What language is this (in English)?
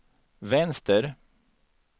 Swedish